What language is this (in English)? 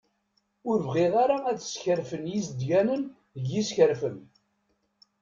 Kabyle